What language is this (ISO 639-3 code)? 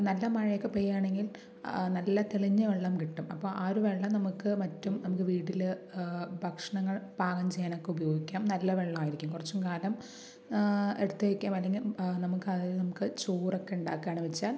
mal